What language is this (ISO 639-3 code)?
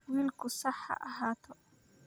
som